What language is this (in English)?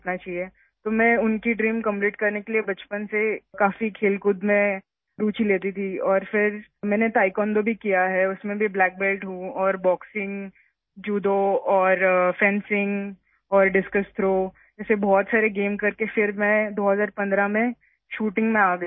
Urdu